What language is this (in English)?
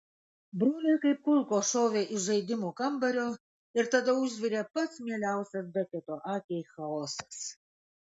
Lithuanian